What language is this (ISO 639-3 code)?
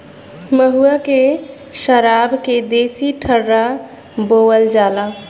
bho